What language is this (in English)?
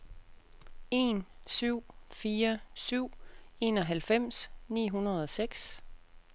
Danish